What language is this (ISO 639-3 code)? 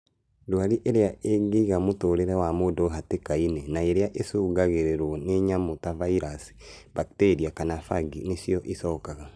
kik